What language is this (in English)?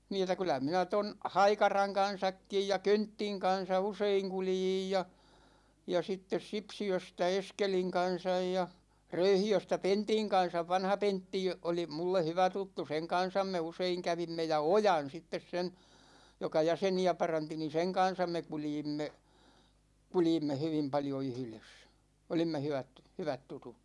Finnish